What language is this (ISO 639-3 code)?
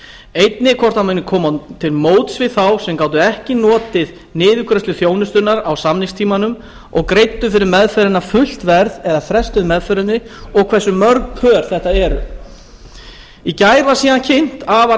isl